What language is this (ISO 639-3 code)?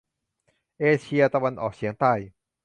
tha